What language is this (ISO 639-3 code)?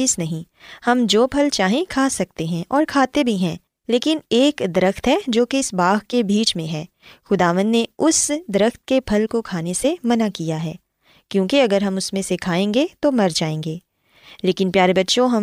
urd